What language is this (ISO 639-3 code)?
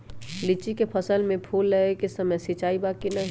mag